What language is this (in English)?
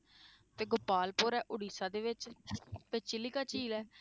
Punjabi